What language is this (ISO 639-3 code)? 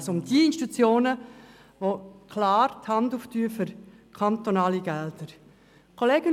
gsw